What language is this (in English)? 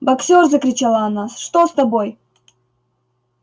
Russian